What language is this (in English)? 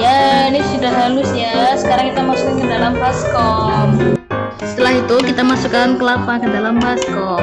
Indonesian